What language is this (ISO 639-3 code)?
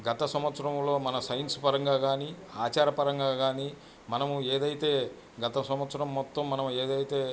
tel